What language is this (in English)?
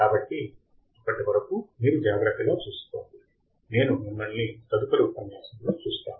Telugu